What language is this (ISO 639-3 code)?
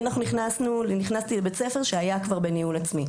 heb